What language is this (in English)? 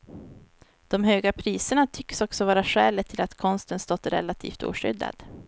Swedish